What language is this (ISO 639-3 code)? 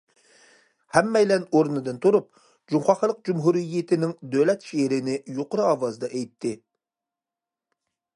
uig